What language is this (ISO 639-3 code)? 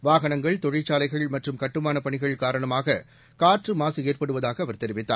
tam